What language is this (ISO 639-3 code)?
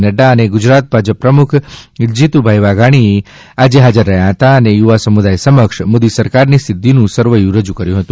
guj